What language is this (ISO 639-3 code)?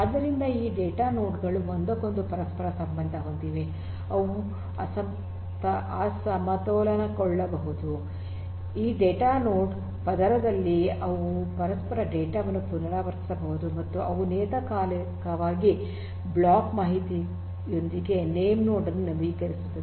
kan